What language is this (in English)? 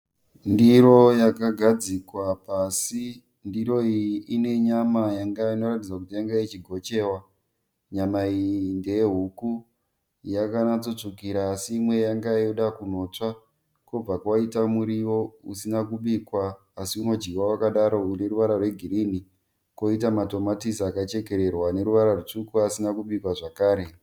Shona